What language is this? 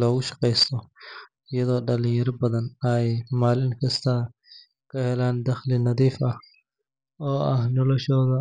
Somali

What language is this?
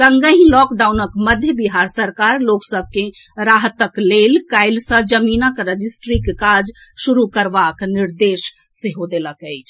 Maithili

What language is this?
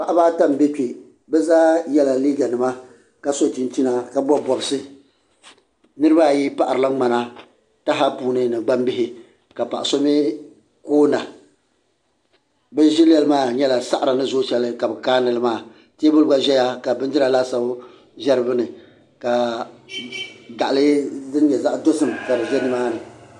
Dagbani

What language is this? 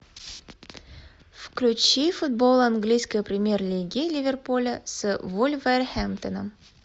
Russian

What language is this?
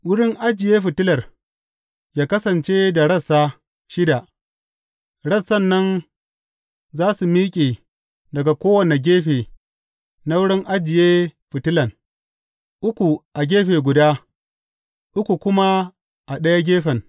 Hausa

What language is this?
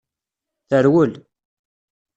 Kabyle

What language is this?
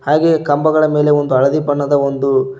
Kannada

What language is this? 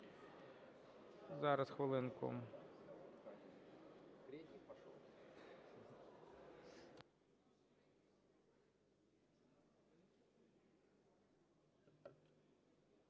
Ukrainian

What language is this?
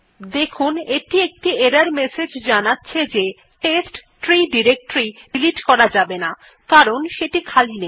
Bangla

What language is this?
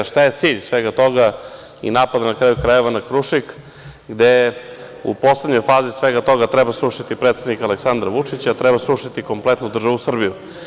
Serbian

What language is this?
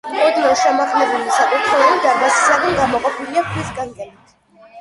Georgian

